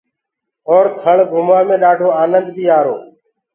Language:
Gurgula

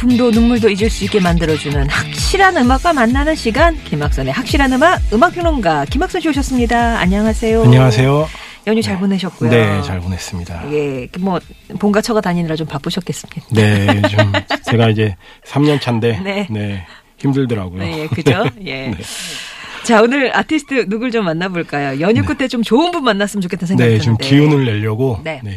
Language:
Korean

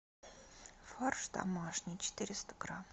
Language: Russian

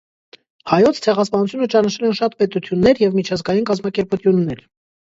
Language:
Armenian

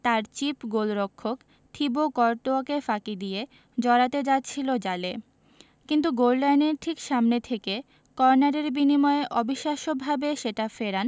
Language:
Bangla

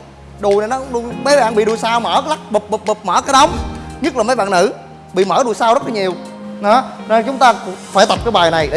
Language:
Vietnamese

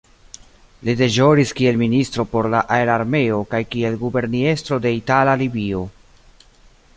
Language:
Esperanto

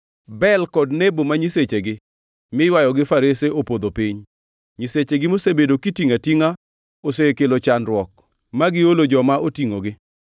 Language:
Luo (Kenya and Tanzania)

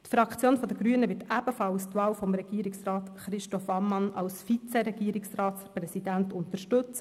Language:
Swiss German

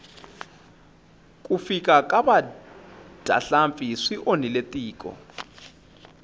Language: Tsonga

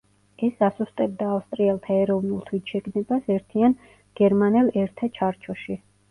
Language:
Georgian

